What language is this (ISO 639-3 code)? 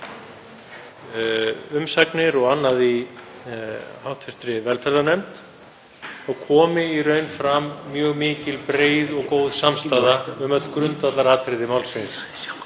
isl